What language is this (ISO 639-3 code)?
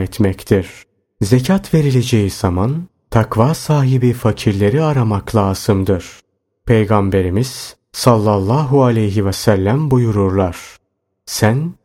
tur